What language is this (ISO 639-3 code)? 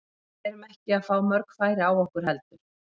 isl